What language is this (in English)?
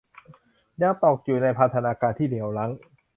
Thai